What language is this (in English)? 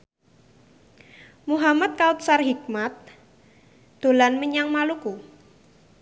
Javanese